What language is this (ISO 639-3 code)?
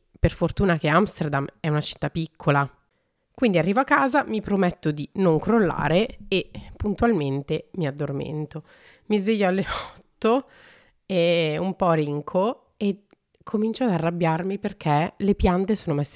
ita